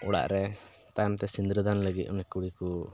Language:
Santali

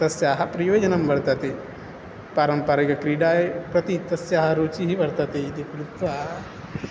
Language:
Sanskrit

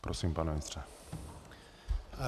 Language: Czech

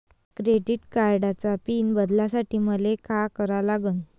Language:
Marathi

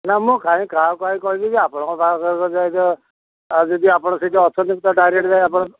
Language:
Odia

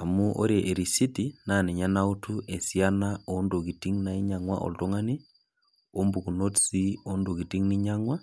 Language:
Masai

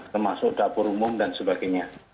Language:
Indonesian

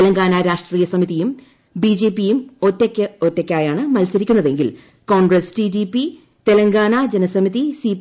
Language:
Malayalam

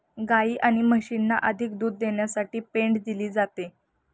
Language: Marathi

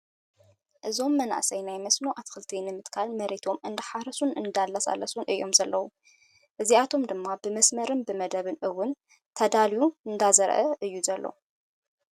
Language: Tigrinya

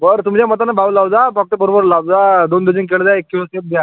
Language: Marathi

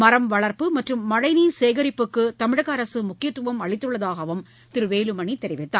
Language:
Tamil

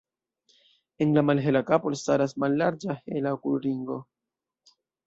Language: Esperanto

